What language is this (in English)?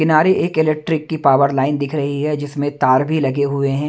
Hindi